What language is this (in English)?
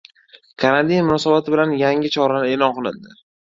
Uzbek